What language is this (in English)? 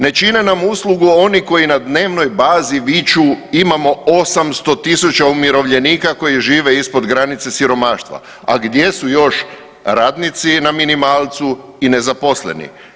Croatian